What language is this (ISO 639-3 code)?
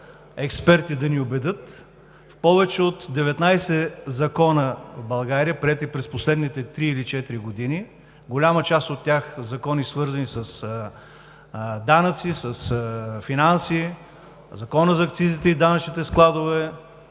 bul